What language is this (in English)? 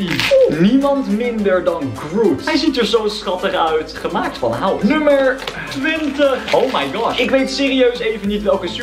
Dutch